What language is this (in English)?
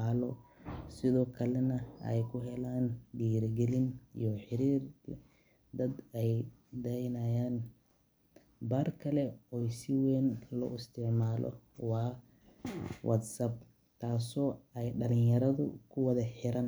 Somali